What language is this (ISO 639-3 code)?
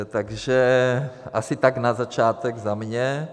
ces